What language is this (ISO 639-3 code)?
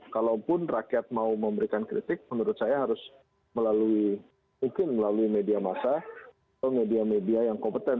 ind